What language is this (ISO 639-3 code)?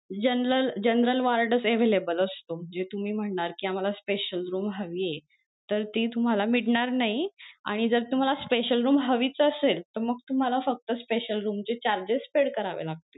mar